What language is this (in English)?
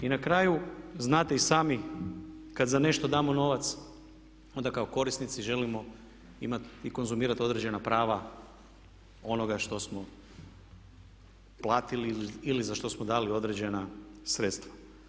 Croatian